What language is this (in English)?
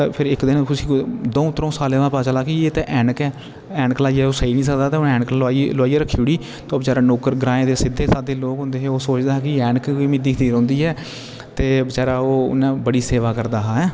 Dogri